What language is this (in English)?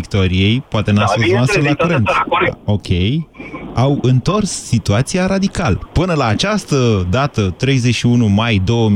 Romanian